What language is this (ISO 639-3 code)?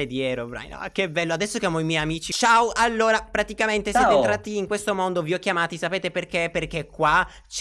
ita